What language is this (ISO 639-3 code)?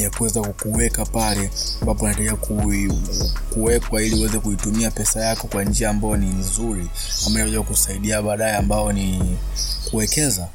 swa